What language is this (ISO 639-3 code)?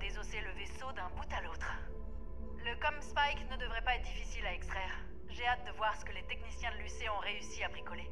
fra